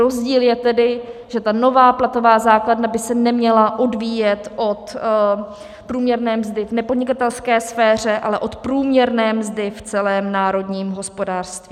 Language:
Czech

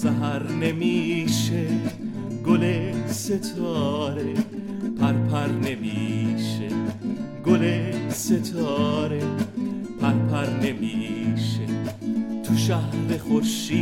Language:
Persian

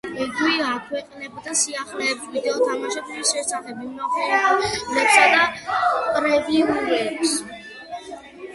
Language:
Georgian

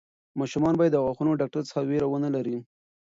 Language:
Pashto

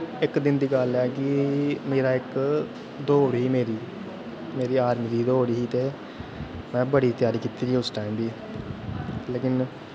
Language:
Dogri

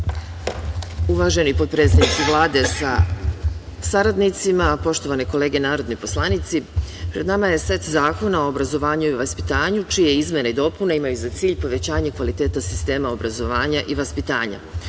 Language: Serbian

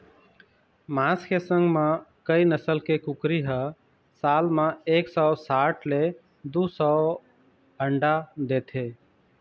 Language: Chhattisgarhi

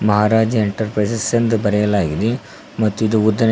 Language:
Kannada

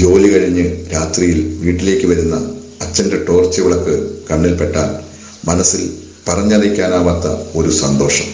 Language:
Korean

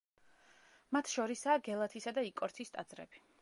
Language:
Georgian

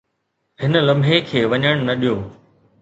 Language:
Sindhi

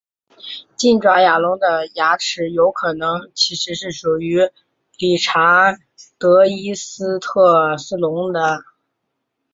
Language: Chinese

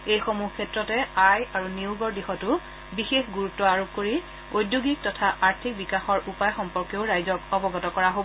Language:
Assamese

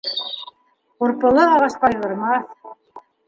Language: Bashkir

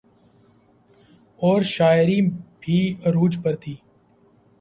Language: Urdu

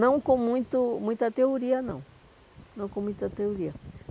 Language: Portuguese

